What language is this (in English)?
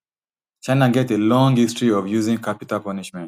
Nigerian Pidgin